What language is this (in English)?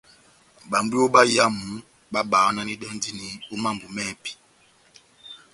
Batanga